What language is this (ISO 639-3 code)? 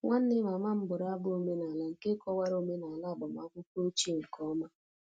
ibo